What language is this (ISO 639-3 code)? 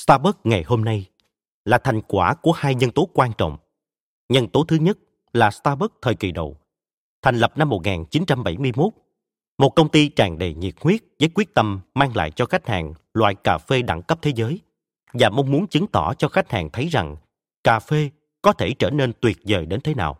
vie